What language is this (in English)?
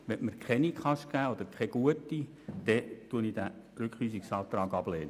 Swiss German